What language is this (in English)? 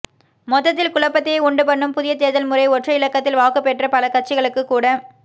Tamil